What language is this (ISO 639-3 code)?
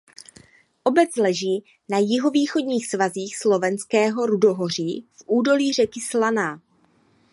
ces